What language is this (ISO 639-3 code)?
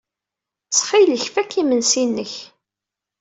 kab